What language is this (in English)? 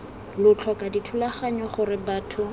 Tswana